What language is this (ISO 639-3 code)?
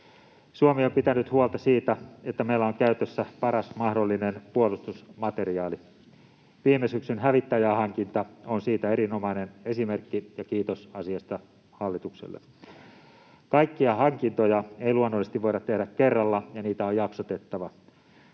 fin